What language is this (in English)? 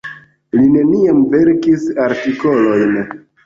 Esperanto